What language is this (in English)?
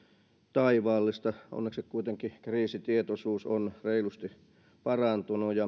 Finnish